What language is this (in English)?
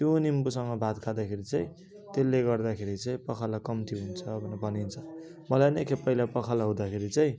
Nepali